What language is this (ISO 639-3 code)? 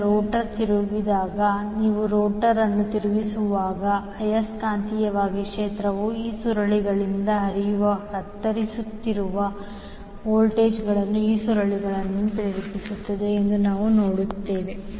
kan